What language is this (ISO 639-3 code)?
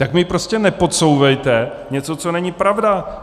ces